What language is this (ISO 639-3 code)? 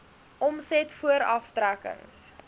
afr